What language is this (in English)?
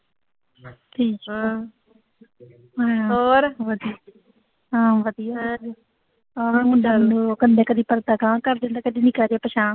Punjabi